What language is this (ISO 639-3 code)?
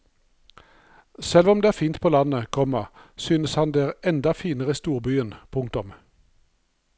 nor